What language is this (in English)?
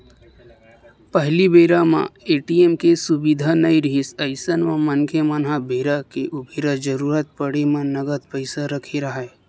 Chhattisgarhi